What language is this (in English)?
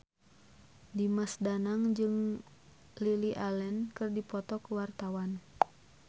Sundanese